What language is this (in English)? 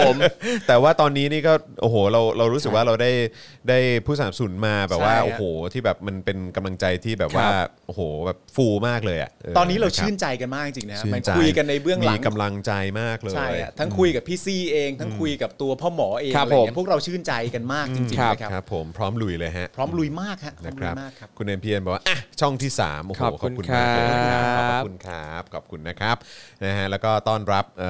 Thai